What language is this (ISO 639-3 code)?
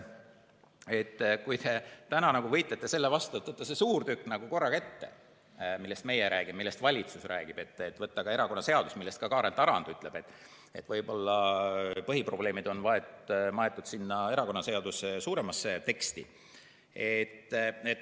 est